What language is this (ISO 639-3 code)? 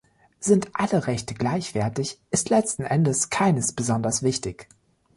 deu